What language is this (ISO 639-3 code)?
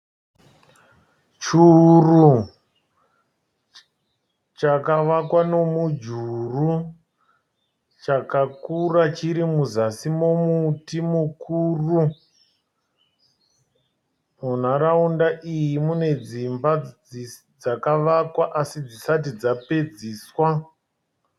sna